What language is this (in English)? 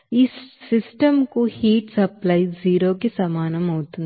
Telugu